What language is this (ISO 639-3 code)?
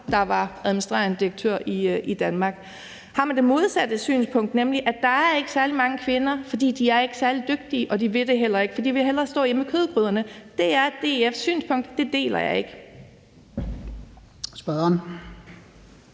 dan